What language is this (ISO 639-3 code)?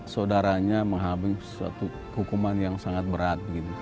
ind